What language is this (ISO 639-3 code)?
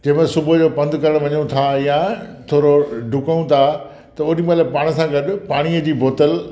snd